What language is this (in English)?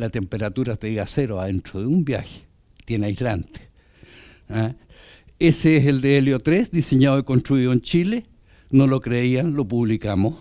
Spanish